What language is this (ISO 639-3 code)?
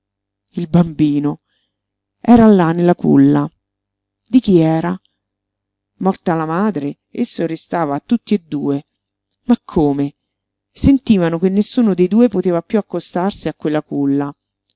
ita